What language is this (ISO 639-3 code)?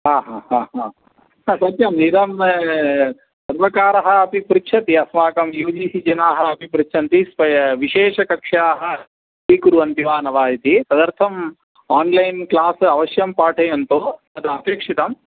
san